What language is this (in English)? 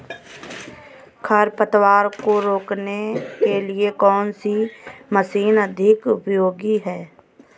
Hindi